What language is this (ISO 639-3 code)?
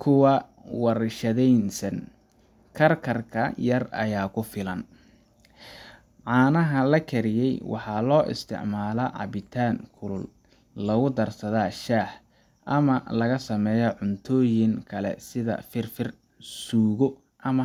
som